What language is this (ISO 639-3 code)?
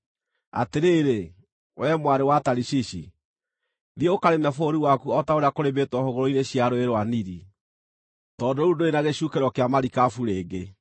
kik